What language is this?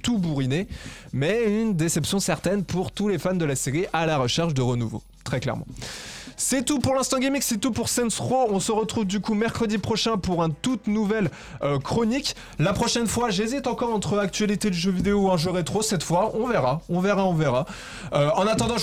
French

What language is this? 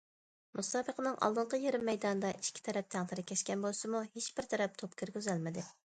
Uyghur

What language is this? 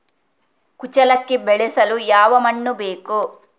Kannada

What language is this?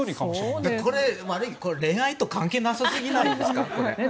Japanese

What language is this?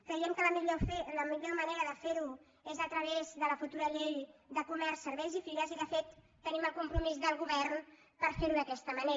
Catalan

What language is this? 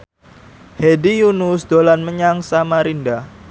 Javanese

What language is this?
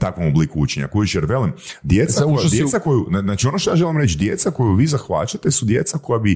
Croatian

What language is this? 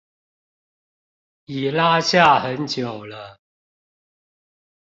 Chinese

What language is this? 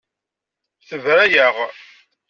Kabyle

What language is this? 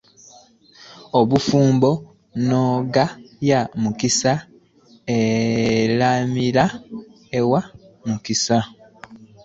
Ganda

